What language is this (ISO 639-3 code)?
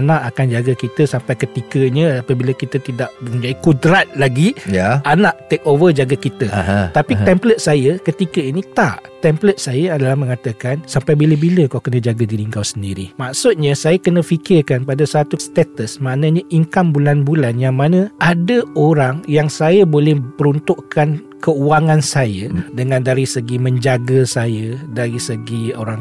msa